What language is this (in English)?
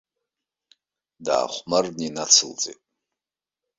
Abkhazian